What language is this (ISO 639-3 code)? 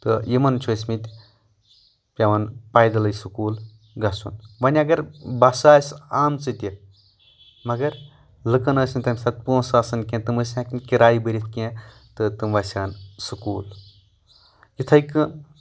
kas